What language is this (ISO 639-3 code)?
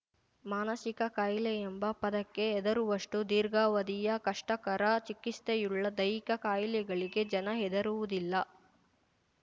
kan